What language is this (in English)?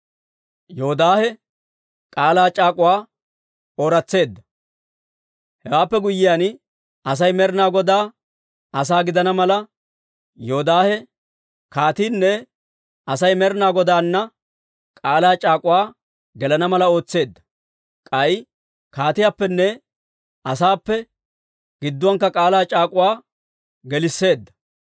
Dawro